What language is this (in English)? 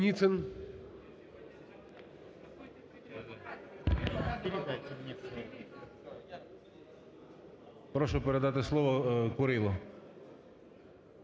Ukrainian